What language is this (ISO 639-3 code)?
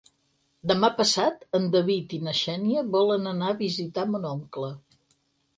cat